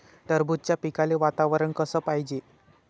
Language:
Marathi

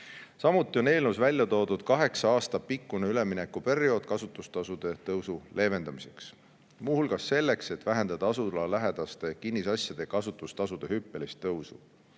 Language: Estonian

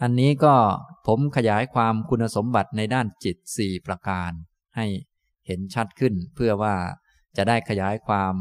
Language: Thai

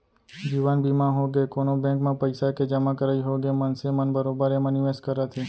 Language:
Chhattisgarhi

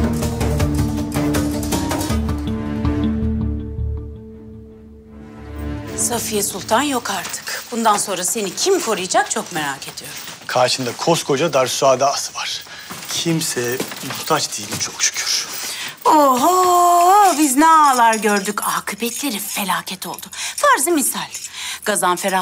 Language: Turkish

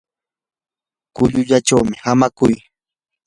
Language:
Yanahuanca Pasco Quechua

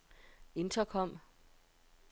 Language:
Danish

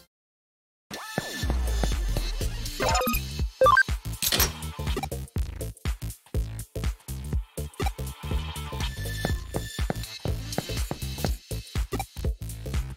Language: Japanese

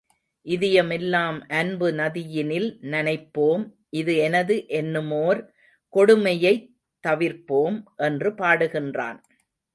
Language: Tamil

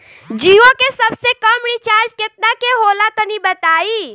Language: Bhojpuri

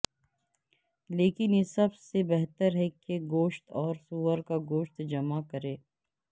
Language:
Urdu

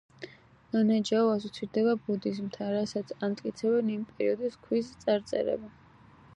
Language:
Georgian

